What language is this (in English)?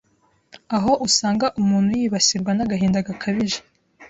Kinyarwanda